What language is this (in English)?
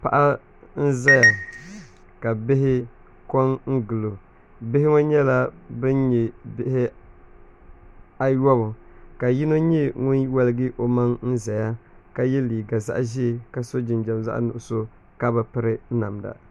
Dagbani